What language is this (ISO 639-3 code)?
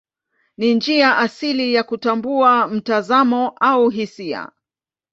swa